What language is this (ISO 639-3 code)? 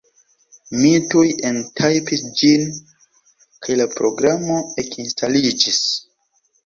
epo